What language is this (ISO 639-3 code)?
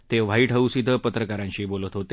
mar